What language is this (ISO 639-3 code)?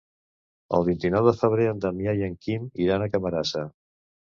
cat